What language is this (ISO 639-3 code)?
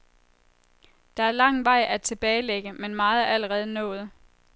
dan